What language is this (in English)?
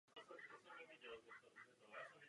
Czech